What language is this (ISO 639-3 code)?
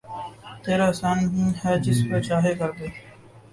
urd